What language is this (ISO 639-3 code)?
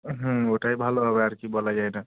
ben